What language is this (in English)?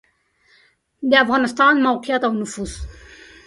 Pashto